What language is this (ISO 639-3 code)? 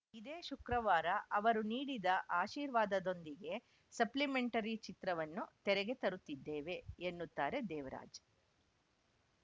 kan